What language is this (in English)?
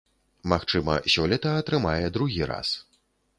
Belarusian